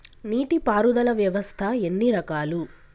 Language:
Telugu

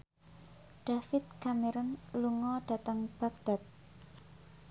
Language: Javanese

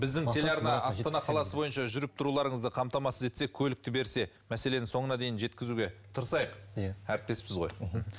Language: Kazakh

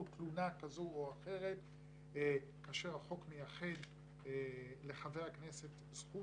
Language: Hebrew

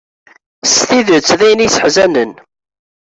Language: Kabyle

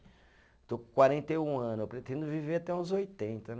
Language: Portuguese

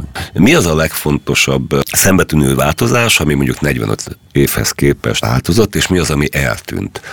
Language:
Hungarian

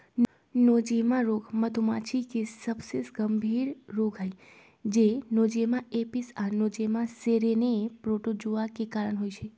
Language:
Magahi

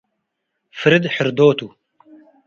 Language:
Tigre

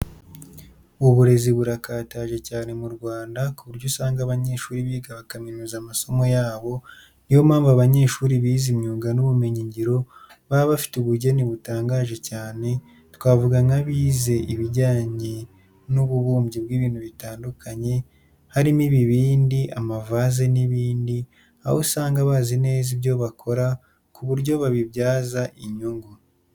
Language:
Kinyarwanda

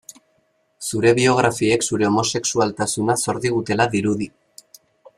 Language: Basque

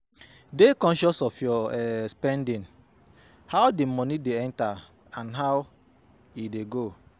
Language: Nigerian Pidgin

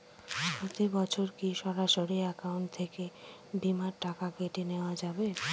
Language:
Bangla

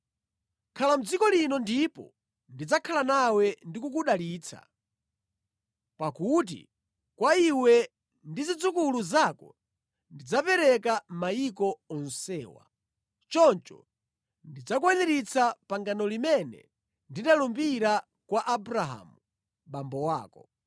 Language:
Nyanja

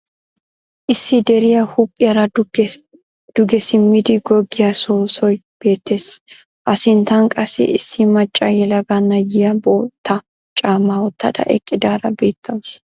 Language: Wolaytta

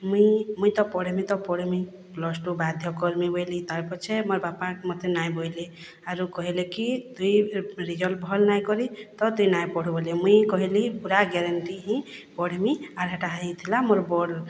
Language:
Odia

